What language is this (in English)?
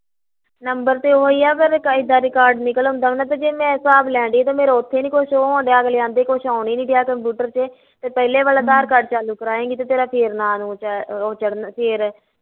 Punjabi